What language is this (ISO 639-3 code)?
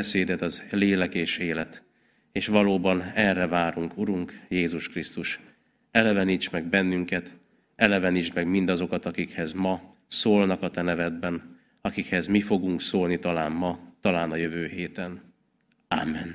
hun